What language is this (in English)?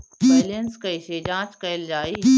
Bhojpuri